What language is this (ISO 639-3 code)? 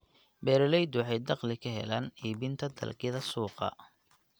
som